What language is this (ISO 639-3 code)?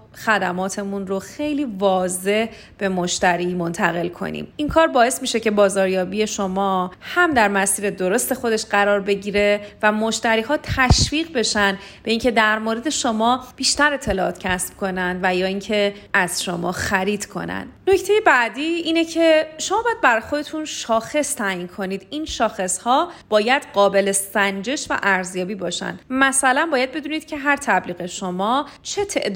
fas